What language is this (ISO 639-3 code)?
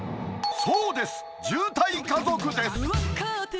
jpn